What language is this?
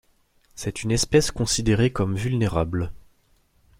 French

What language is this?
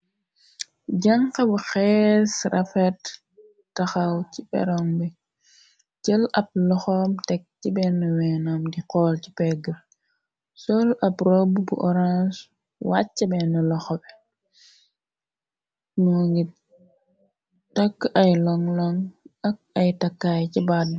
Wolof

